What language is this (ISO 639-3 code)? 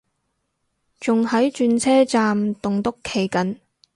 yue